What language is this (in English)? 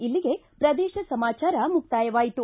Kannada